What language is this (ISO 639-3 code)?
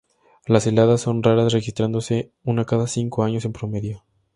spa